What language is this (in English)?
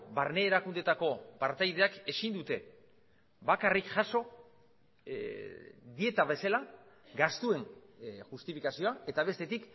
Basque